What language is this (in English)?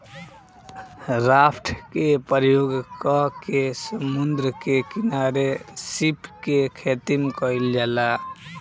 Bhojpuri